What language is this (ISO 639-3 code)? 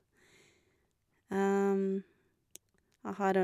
nor